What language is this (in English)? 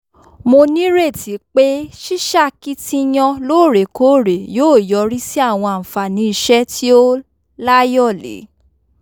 Yoruba